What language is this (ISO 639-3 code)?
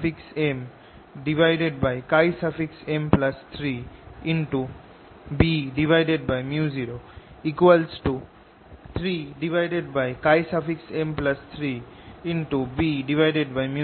ben